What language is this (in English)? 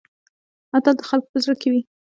Pashto